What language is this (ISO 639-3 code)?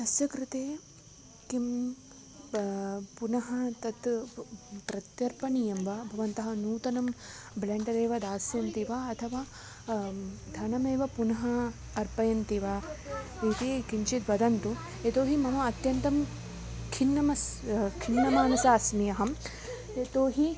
san